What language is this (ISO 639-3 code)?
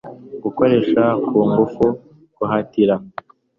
kin